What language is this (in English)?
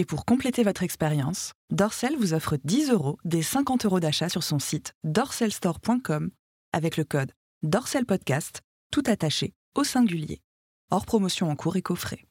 French